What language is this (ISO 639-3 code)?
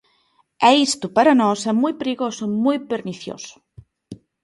glg